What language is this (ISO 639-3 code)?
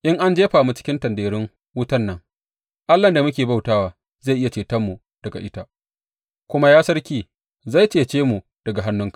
hau